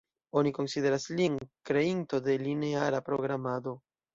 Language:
Esperanto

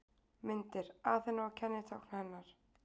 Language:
Icelandic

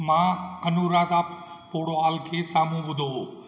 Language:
Sindhi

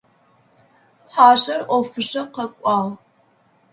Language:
Adyghe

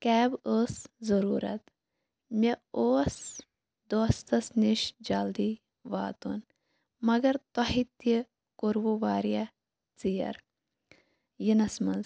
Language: Kashmiri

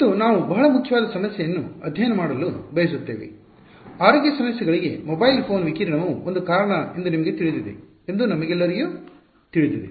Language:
Kannada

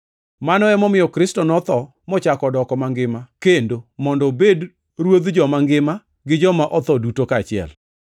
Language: Luo (Kenya and Tanzania)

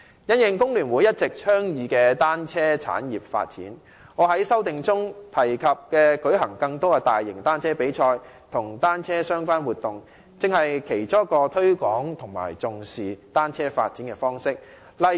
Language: Cantonese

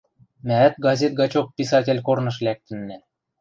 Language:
Western Mari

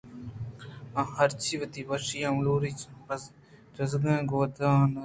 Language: Eastern Balochi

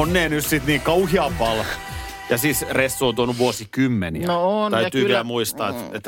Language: Finnish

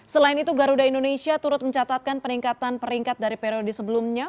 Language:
Indonesian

